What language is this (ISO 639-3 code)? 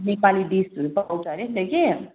nep